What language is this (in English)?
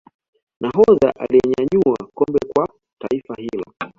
Swahili